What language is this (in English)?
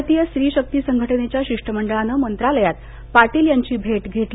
Marathi